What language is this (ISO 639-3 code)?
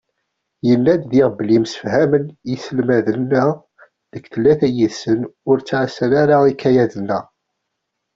kab